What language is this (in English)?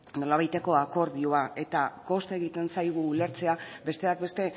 Basque